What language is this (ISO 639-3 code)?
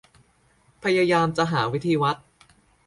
tha